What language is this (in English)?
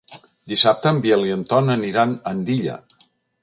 Catalan